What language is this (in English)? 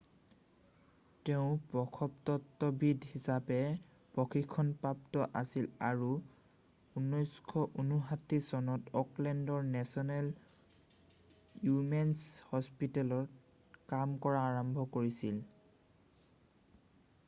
Assamese